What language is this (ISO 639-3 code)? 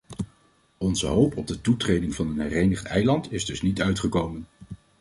nld